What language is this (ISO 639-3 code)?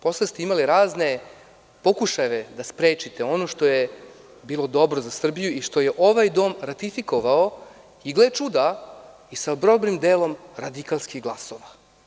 srp